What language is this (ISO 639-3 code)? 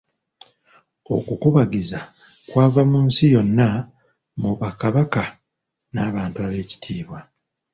lug